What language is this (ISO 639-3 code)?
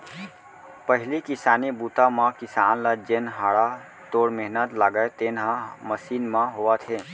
hne